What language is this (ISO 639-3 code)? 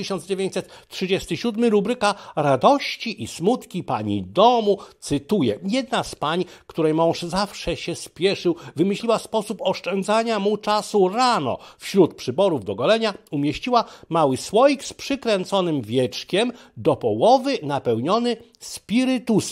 pol